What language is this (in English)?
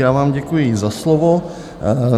Czech